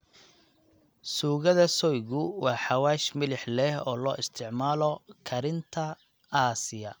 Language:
Somali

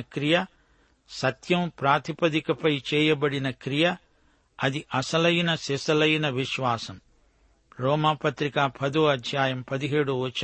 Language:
Telugu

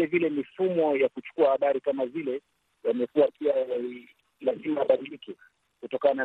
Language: Swahili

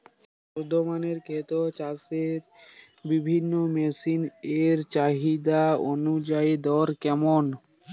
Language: Bangla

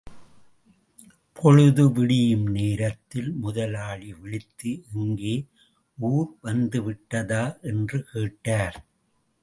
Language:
Tamil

